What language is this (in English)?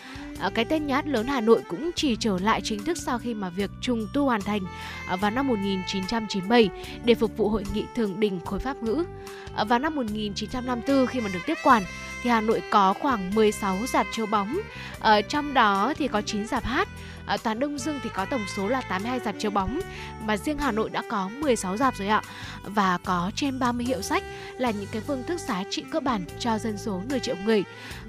Vietnamese